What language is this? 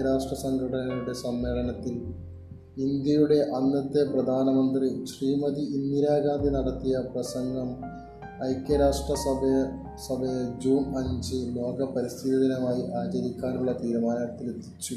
Malayalam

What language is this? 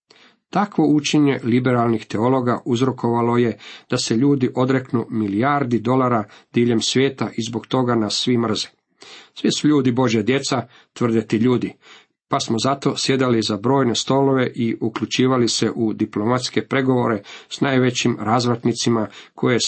Croatian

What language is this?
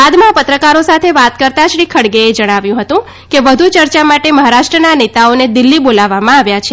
Gujarati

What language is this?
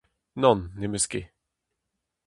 Breton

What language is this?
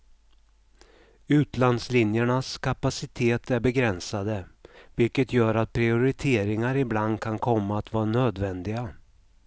Swedish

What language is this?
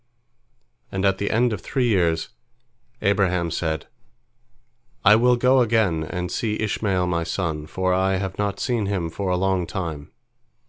English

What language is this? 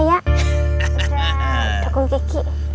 Indonesian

